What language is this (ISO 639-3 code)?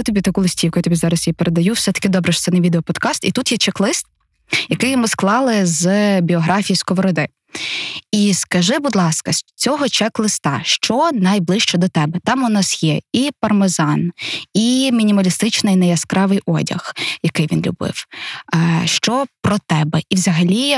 ukr